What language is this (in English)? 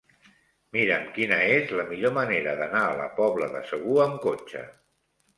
Catalan